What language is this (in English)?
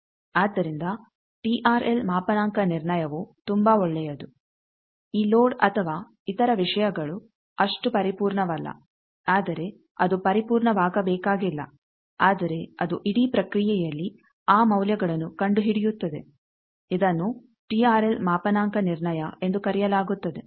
Kannada